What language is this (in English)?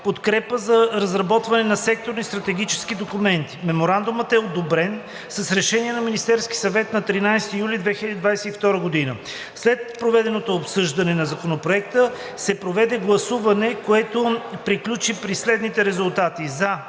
Bulgarian